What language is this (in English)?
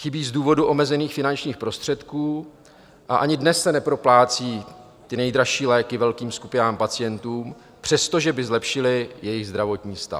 Czech